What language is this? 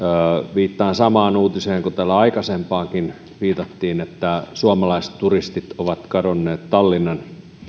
Finnish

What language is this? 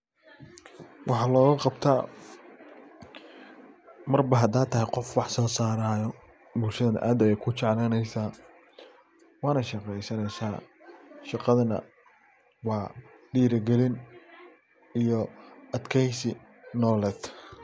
Somali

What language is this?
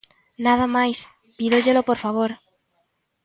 Galician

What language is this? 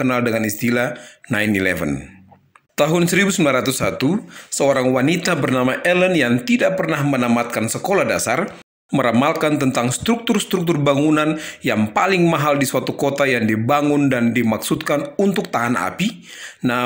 Indonesian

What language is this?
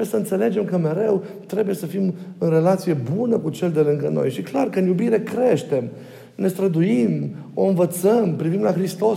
Romanian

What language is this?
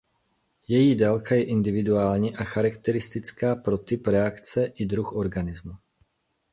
Czech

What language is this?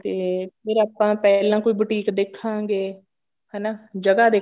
Punjabi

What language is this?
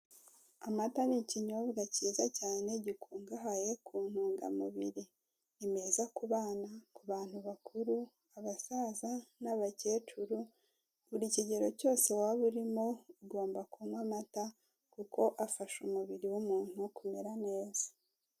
Kinyarwanda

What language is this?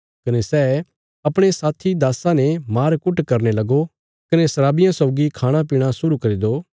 Bilaspuri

